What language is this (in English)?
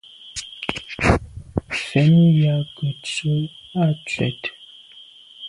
Medumba